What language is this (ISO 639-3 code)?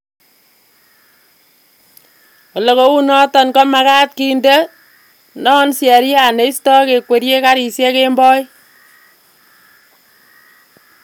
kln